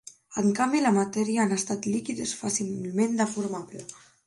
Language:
Catalan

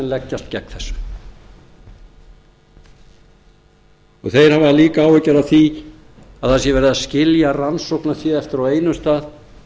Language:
Icelandic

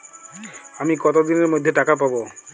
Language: Bangla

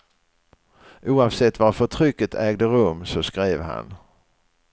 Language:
Swedish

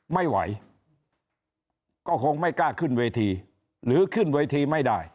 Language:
Thai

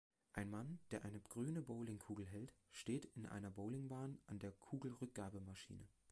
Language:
German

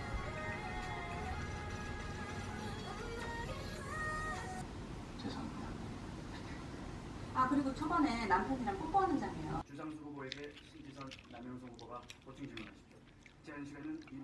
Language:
Korean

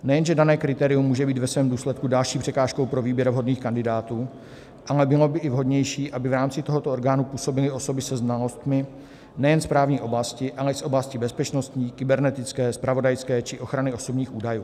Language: Czech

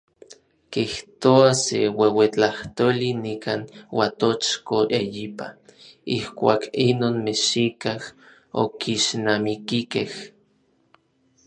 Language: Orizaba Nahuatl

